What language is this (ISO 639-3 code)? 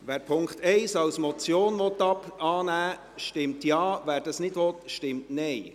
gsw